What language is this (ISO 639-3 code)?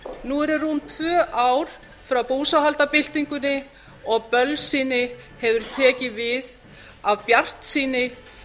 isl